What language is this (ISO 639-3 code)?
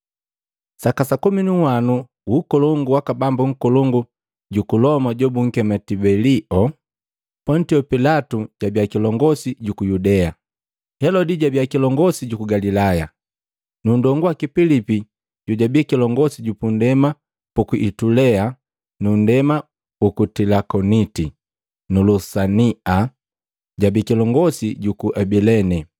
mgv